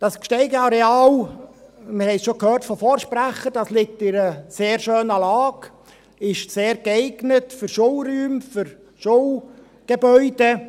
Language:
Swiss German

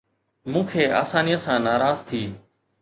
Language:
Sindhi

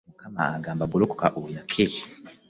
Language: Ganda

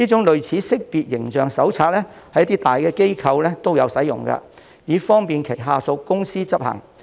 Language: Cantonese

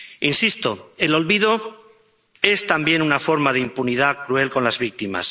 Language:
Spanish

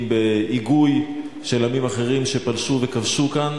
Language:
Hebrew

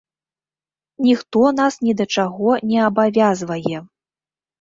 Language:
Belarusian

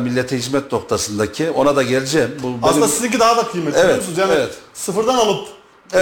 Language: Turkish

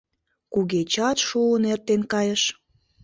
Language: Mari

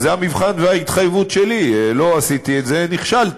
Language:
Hebrew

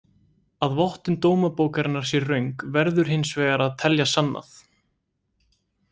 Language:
Icelandic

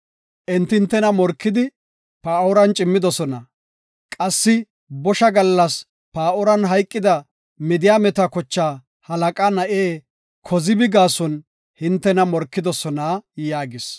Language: Gofa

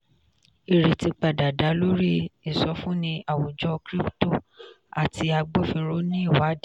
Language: Yoruba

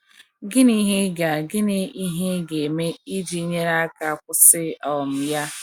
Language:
Igbo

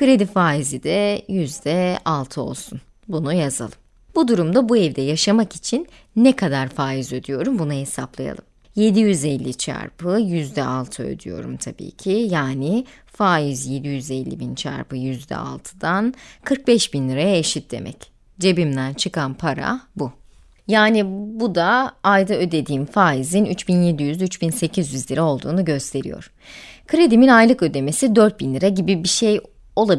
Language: Turkish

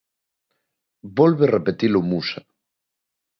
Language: Galician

